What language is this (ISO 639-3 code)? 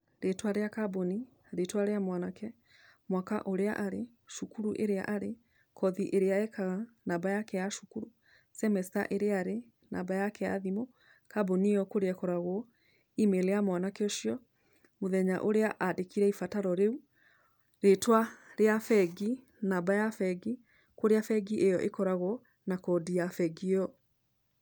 kik